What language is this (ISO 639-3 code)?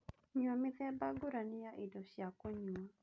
kik